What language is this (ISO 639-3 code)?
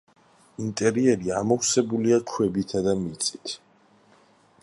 kat